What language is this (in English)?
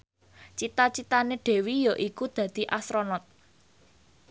Javanese